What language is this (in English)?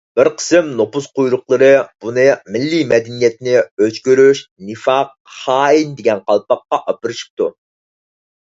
Uyghur